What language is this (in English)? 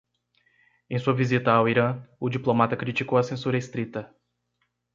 Portuguese